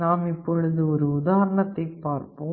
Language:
Tamil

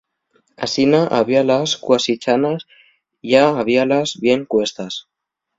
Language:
Asturian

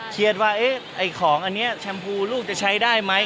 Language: Thai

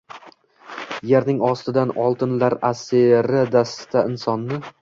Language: Uzbek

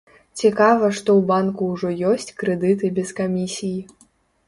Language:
Belarusian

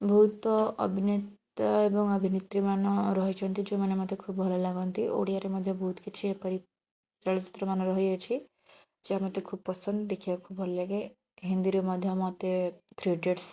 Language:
Odia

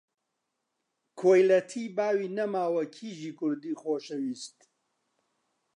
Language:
Central Kurdish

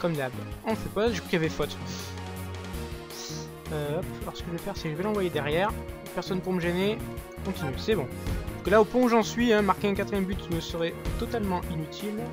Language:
French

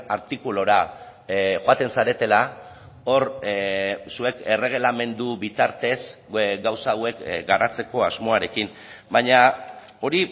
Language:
Basque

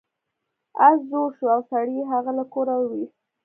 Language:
Pashto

